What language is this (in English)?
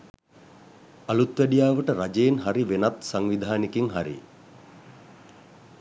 Sinhala